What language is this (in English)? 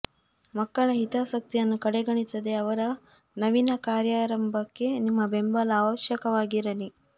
Kannada